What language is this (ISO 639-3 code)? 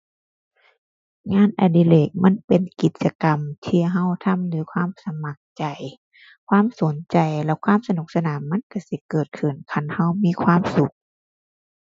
tha